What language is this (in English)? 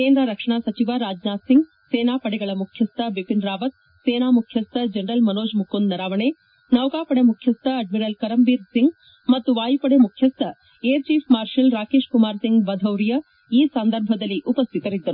Kannada